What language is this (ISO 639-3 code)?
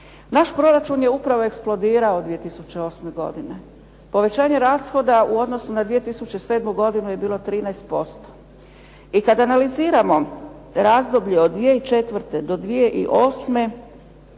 hrv